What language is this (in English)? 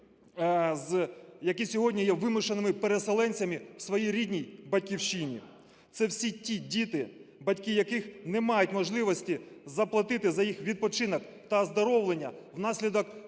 Ukrainian